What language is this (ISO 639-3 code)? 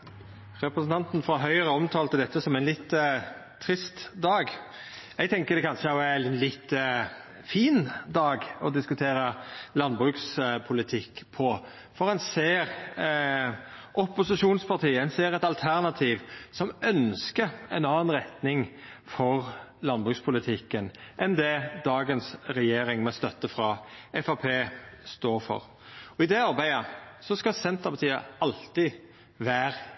nno